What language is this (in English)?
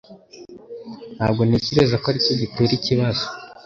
Kinyarwanda